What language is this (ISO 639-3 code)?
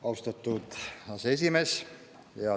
est